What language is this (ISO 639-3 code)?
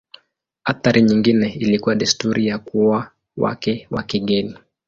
swa